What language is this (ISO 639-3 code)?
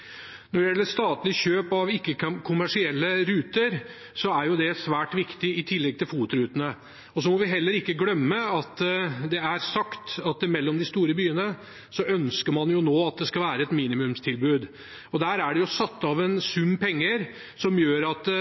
nob